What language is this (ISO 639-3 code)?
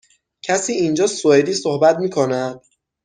fas